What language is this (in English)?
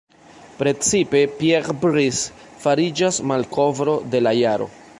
Esperanto